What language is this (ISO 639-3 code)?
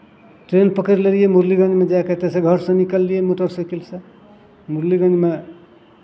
mai